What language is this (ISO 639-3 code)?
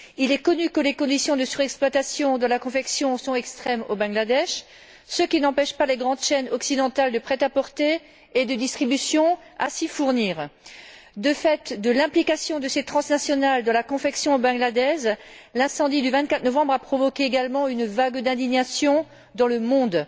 fra